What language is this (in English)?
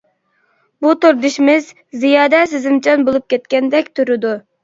Uyghur